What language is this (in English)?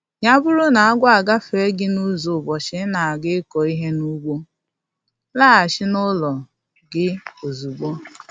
Igbo